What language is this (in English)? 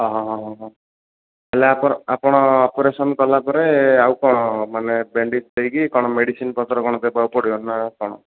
Odia